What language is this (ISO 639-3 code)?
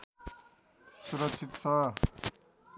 nep